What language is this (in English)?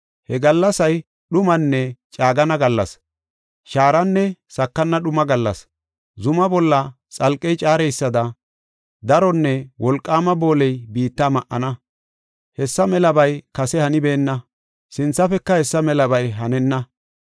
Gofa